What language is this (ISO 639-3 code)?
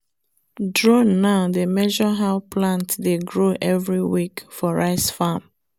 pcm